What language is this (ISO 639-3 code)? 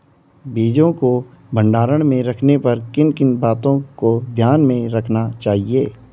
hin